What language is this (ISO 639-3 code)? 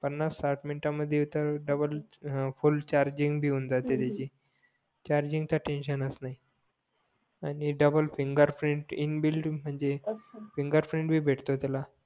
mar